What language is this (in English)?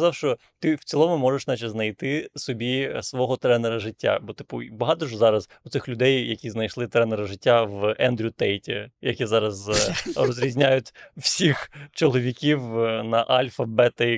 Ukrainian